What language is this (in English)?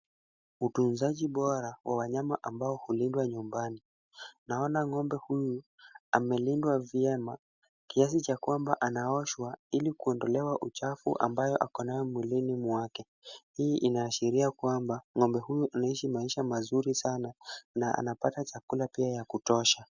Swahili